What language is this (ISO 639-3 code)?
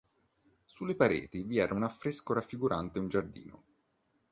ita